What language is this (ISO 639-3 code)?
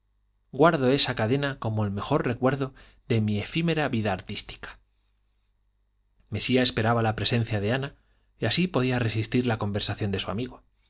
spa